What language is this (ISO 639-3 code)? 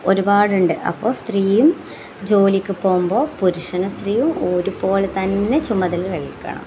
mal